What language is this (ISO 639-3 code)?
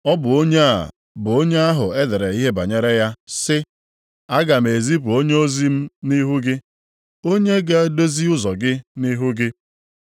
ibo